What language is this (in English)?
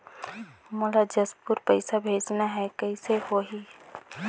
Chhattisgarhi